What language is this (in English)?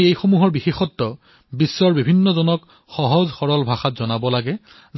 Assamese